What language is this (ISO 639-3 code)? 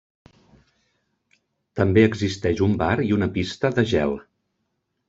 cat